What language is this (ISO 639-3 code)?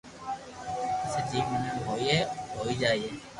lrk